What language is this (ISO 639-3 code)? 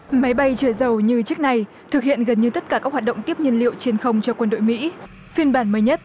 vie